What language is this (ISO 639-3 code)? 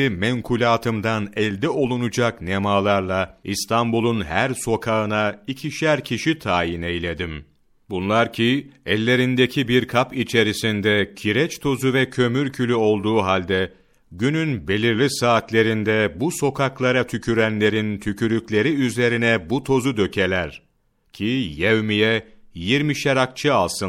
tur